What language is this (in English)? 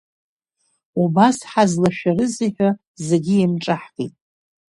Abkhazian